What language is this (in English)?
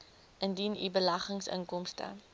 Afrikaans